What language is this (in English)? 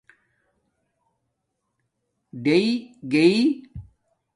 Domaaki